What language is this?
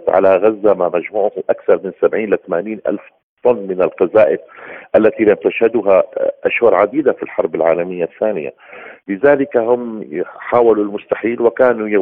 Arabic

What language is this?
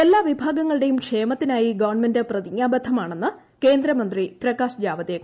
Malayalam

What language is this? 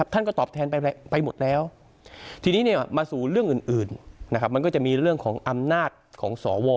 Thai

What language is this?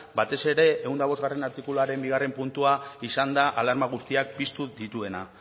Basque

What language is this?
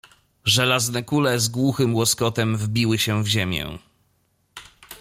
Polish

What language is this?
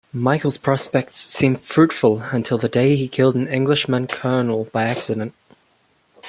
English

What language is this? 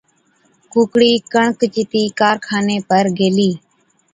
Od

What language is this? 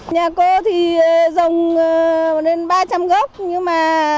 Vietnamese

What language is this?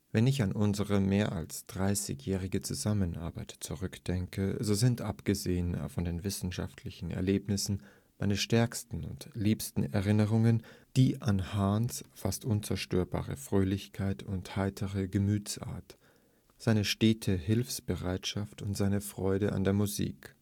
German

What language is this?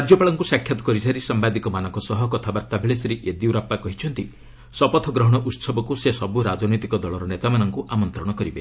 Odia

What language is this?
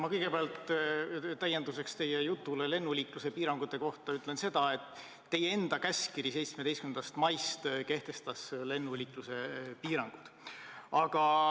Estonian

